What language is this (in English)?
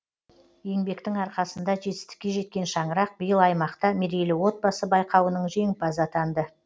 Kazakh